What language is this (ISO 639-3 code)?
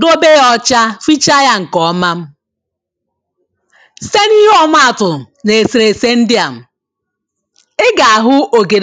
ibo